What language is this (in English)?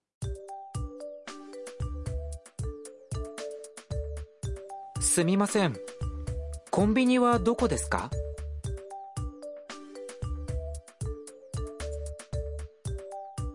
Swahili